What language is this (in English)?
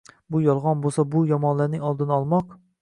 Uzbek